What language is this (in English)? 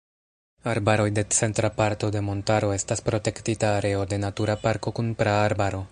Esperanto